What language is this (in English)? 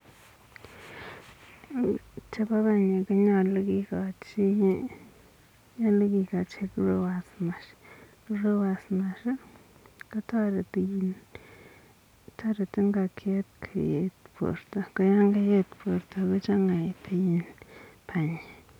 Kalenjin